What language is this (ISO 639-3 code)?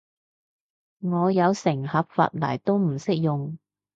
yue